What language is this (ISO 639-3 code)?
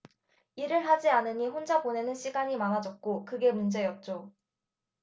kor